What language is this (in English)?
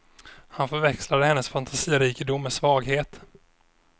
Swedish